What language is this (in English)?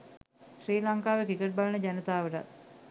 Sinhala